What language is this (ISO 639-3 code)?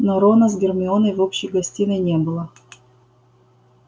rus